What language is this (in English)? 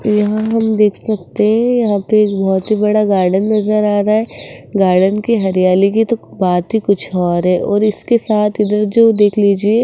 Hindi